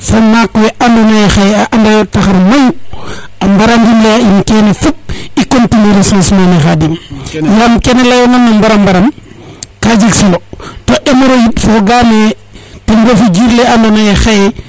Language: Serer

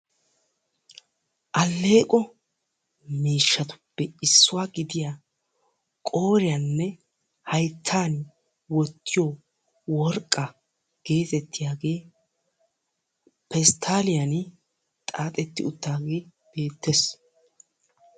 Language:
Wolaytta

